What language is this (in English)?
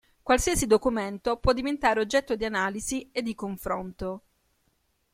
Italian